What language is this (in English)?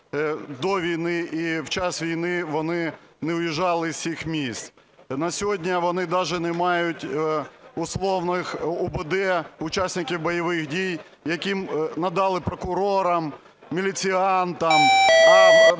Ukrainian